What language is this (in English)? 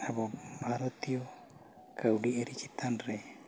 Santali